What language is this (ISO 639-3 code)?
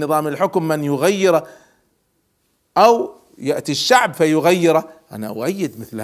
ara